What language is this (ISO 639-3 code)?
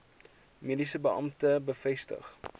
afr